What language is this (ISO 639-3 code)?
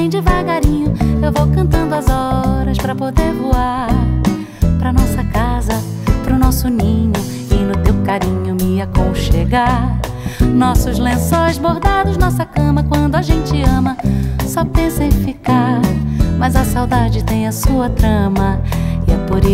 por